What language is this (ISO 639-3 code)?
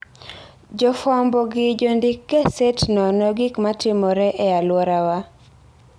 luo